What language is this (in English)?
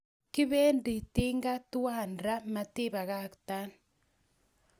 Kalenjin